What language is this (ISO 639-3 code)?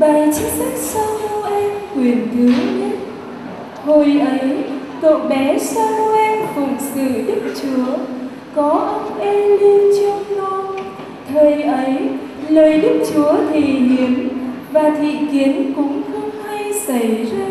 vie